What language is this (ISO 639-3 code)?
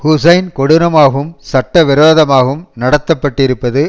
tam